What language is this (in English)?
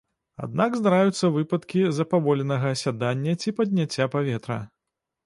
Belarusian